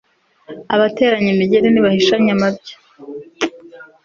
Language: Kinyarwanda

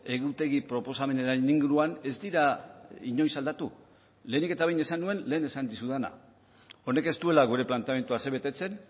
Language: Basque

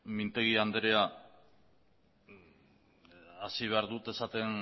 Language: Basque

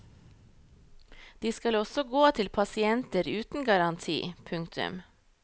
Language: Norwegian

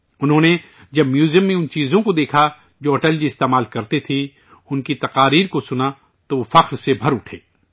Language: Urdu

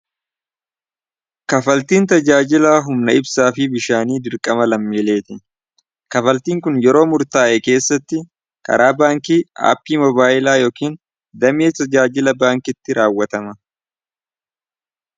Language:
Oromo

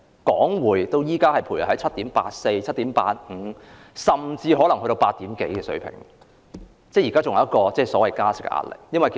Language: Cantonese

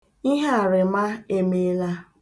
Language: Igbo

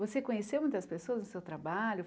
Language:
Portuguese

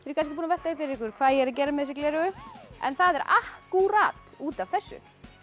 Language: Icelandic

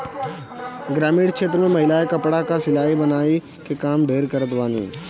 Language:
Bhojpuri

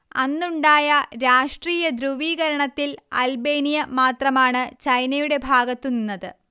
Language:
Malayalam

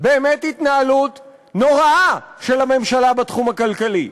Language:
Hebrew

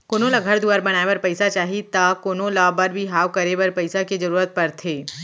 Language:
Chhattisgarhi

